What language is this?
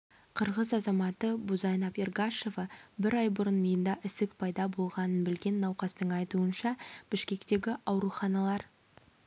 Kazakh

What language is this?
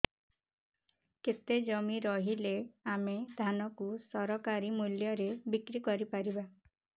Odia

